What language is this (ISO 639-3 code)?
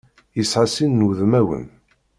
kab